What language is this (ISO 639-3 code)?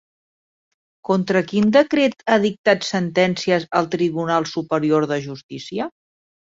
cat